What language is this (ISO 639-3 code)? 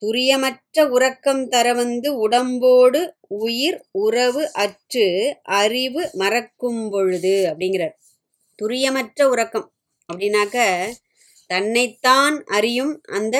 tam